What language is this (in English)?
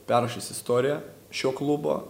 Lithuanian